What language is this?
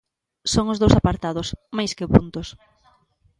Galician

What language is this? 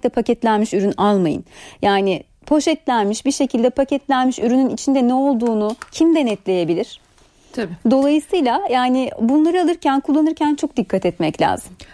Turkish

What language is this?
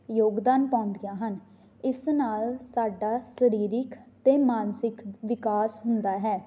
Punjabi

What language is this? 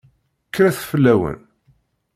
Kabyle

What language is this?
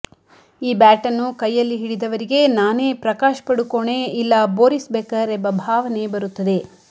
Kannada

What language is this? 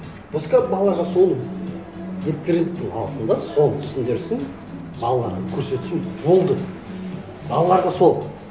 Kazakh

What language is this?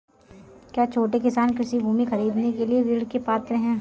Hindi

